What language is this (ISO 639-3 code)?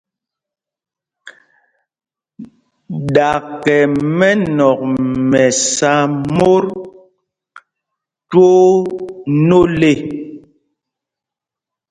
mgg